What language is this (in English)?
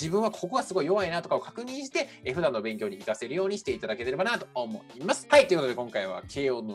Japanese